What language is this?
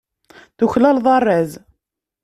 Kabyle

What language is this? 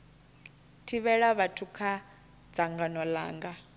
Venda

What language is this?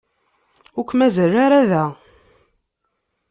Kabyle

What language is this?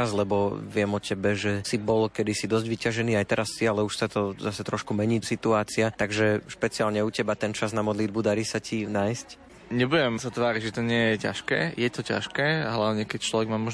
Slovak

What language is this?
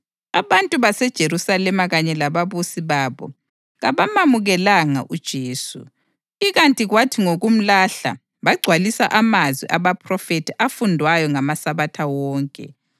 North Ndebele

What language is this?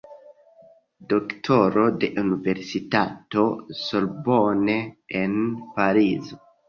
Esperanto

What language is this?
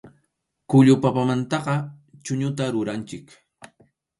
Arequipa-La Unión Quechua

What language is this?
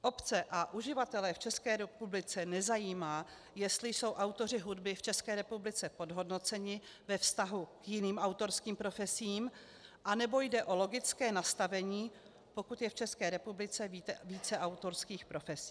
Czech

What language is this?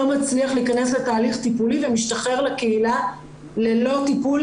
Hebrew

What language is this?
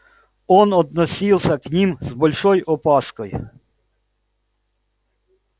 Russian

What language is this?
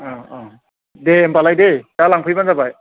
Bodo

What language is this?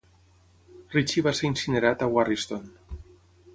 Catalan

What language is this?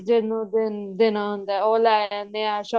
Punjabi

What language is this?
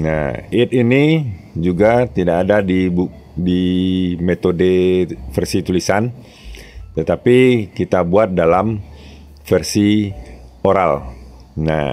Indonesian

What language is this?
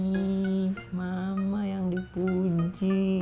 Indonesian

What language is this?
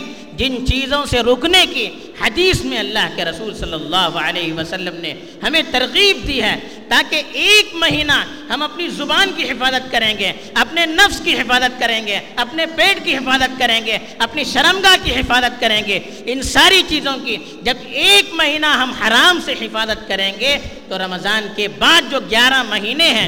Urdu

